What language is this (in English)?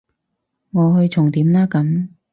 Cantonese